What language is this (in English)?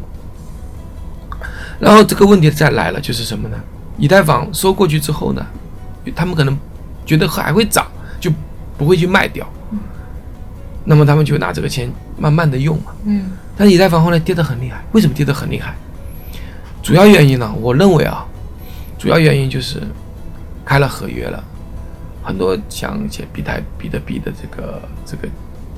Chinese